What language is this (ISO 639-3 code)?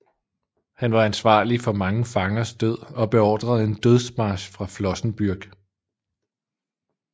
dan